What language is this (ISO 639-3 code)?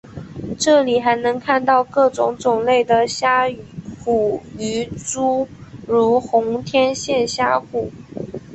zho